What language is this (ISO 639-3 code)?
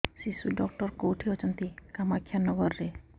ori